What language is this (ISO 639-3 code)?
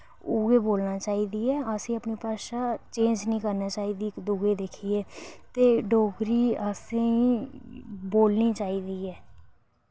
doi